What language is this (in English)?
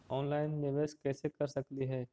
Magahi